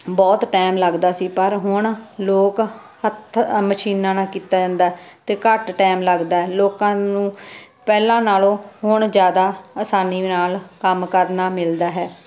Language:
Punjabi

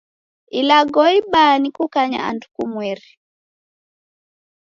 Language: Taita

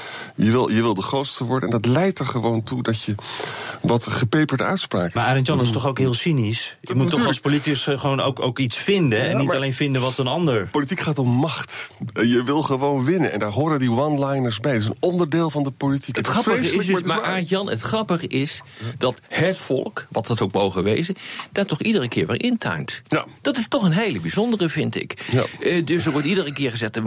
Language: Dutch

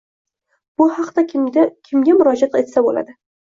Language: Uzbek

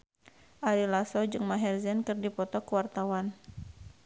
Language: Sundanese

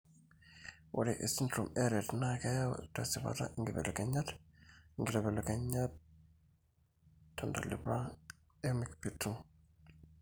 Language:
Masai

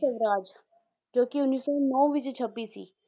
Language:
Punjabi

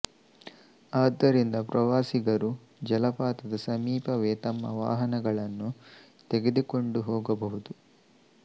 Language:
Kannada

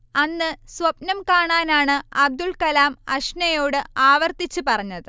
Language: Malayalam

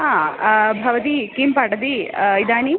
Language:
Sanskrit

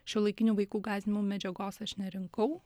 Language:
Lithuanian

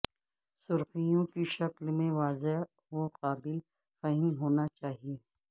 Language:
Urdu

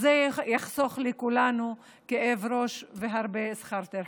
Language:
Hebrew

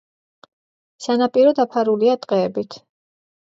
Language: Georgian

